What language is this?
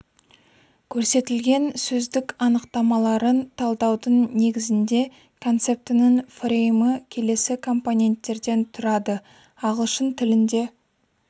Kazakh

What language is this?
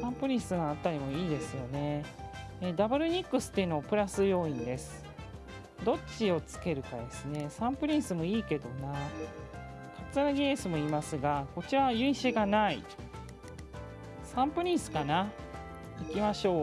Japanese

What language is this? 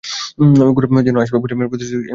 Bangla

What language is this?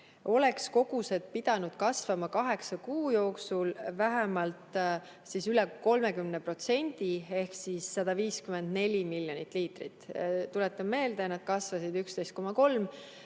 Estonian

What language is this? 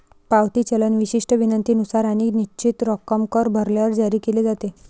Marathi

